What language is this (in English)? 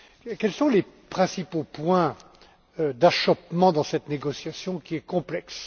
French